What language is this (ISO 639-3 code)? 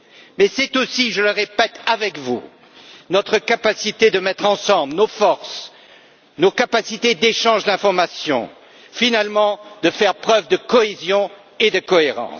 fra